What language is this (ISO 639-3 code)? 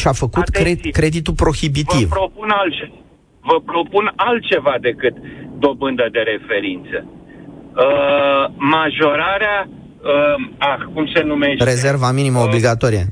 ron